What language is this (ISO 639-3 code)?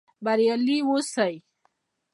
pus